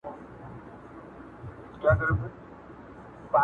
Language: Pashto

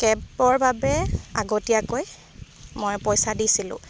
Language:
Assamese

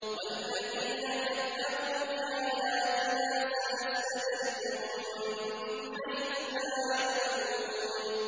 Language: Arabic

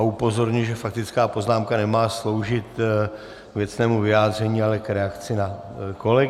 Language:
Czech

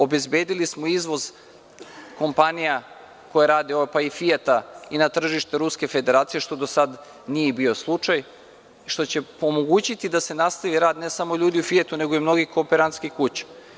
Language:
Serbian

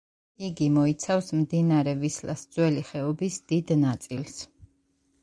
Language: Georgian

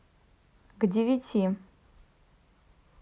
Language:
Russian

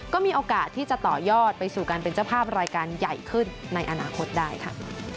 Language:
Thai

